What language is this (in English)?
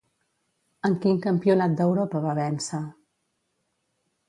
Catalan